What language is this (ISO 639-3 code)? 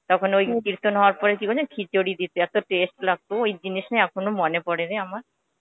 ben